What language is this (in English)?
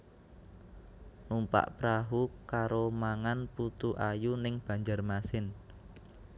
Javanese